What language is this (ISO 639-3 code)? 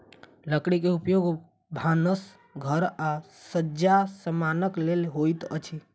mai